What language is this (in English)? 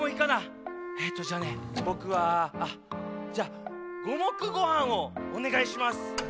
Japanese